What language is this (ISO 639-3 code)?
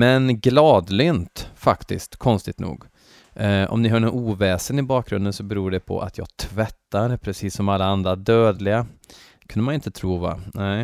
swe